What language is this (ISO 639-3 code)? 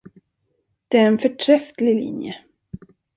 swe